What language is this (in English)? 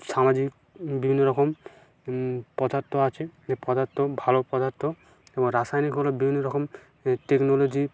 Bangla